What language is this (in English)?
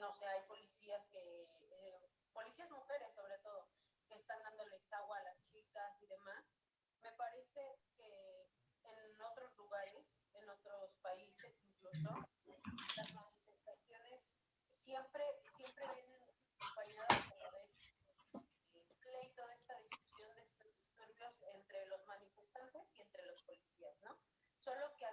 Spanish